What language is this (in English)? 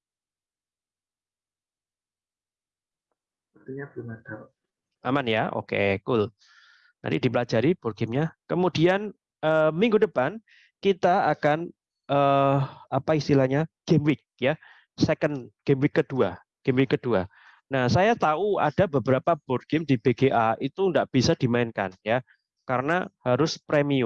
Indonesian